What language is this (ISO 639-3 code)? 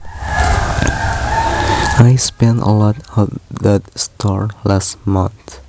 jav